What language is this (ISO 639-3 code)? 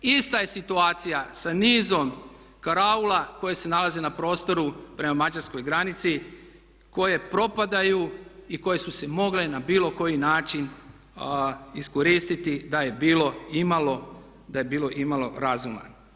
hrv